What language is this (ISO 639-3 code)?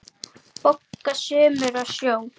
isl